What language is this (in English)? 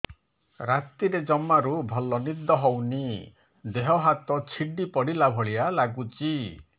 Odia